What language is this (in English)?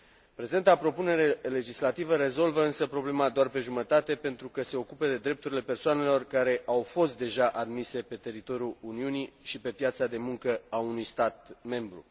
Romanian